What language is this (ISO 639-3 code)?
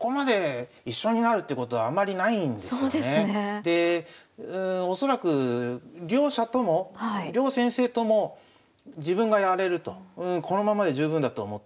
jpn